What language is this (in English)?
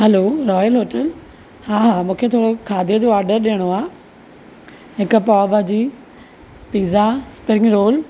Sindhi